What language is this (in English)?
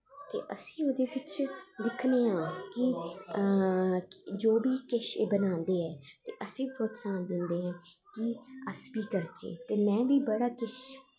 Dogri